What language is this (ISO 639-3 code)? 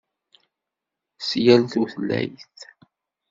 kab